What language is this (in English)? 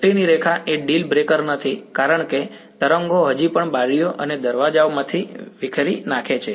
Gujarati